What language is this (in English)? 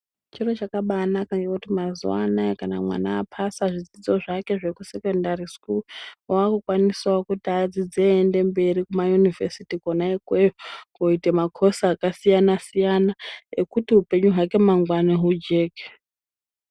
Ndau